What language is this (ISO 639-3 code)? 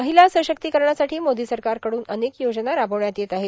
mar